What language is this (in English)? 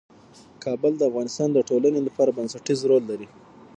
Pashto